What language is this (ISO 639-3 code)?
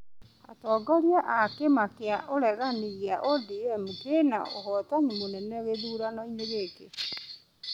kik